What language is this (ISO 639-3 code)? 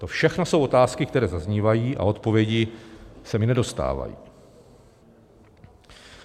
ces